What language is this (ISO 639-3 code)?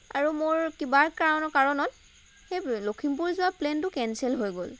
asm